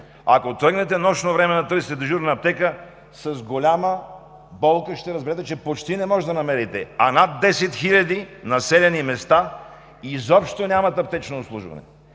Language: Bulgarian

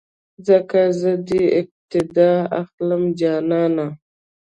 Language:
Pashto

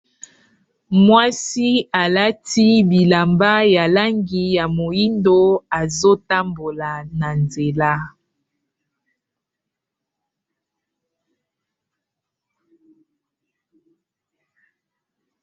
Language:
Lingala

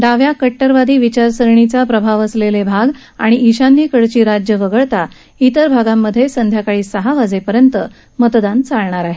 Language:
Marathi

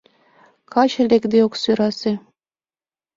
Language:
Mari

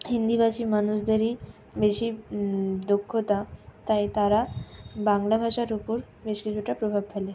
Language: Bangla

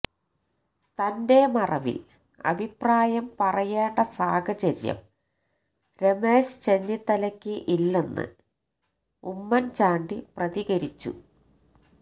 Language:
Malayalam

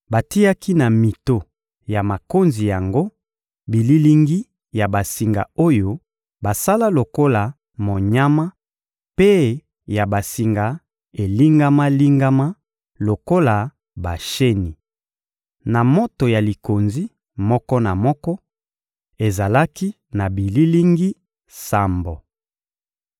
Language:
Lingala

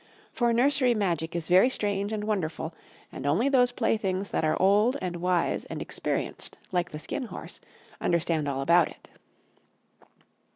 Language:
English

